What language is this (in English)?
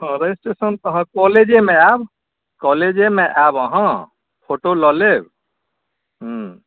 Maithili